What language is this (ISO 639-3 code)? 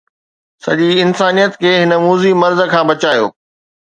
snd